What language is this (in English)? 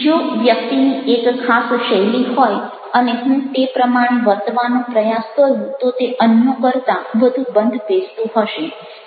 Gujarati